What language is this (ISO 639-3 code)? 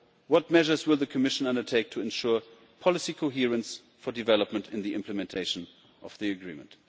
eng